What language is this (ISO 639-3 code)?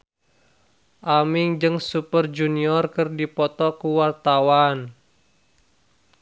sun